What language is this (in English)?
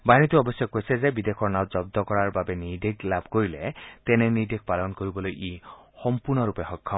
Assamese